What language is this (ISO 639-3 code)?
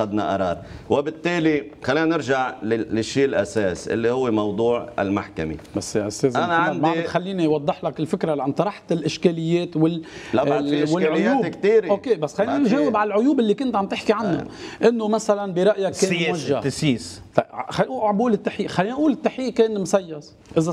ara